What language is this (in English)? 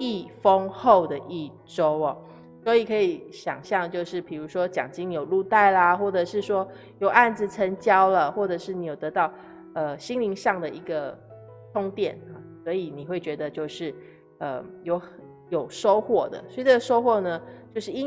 Chinese